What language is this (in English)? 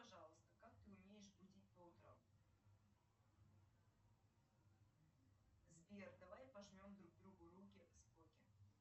Russian